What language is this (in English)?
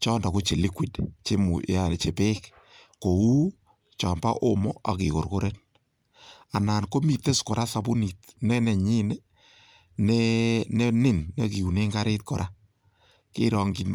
Kalenjin